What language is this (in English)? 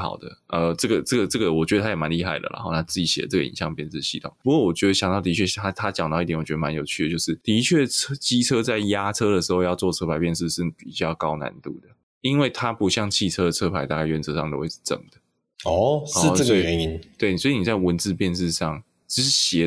Chinese